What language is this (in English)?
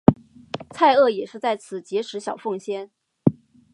Chinese